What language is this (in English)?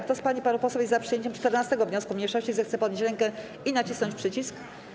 Polish